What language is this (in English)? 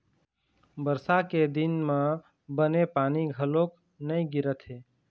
Chhattisgarhi